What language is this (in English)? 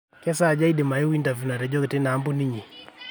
Masai